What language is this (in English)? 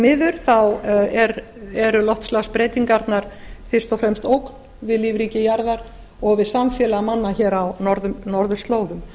Icelandic